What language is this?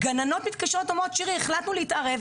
Hebrew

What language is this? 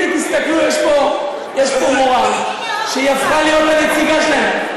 Hebrew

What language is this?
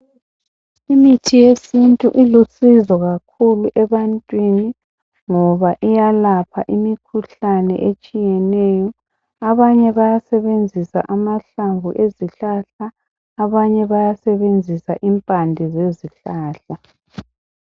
North Ndebele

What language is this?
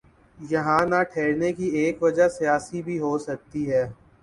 Urdu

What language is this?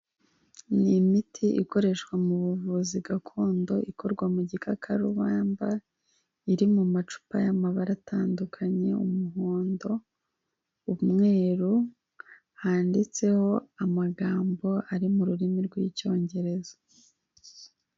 Kinyarwanda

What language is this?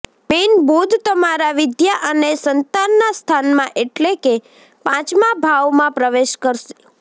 Gujarati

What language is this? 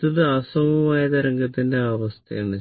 Malayalam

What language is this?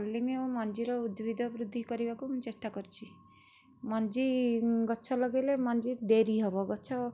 Odia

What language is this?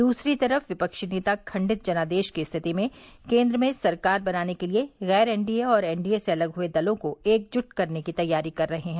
Hindi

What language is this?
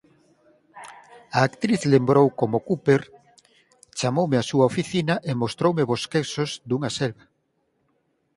Galician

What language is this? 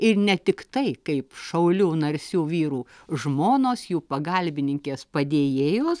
Lithuanian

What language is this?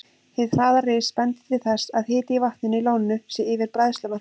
Icelandic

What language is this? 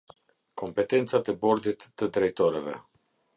Albanian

